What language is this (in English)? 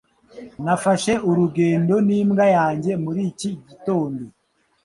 Kinyarwanda